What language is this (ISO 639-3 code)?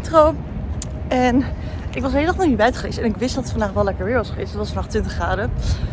nld